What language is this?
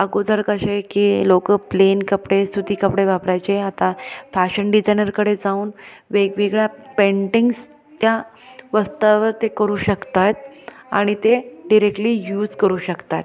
Marathi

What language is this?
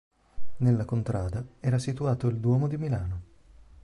Italian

